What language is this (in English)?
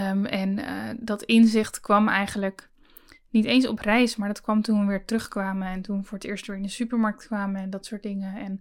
Dutch